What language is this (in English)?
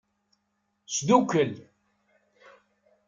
Kabyle